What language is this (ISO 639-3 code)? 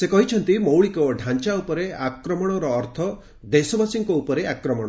ori